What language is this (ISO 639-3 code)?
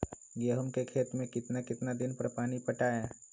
mag